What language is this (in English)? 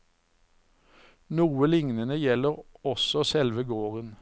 Norwegian